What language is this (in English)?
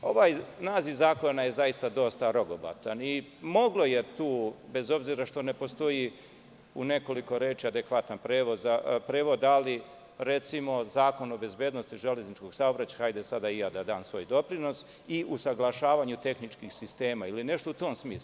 Serbian